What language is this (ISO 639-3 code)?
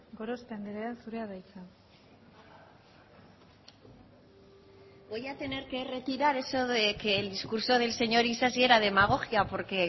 spa